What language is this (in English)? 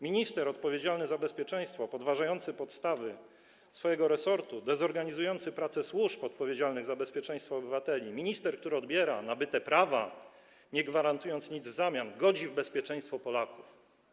Polish